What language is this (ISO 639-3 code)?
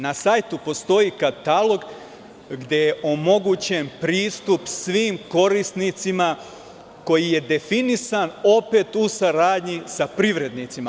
srp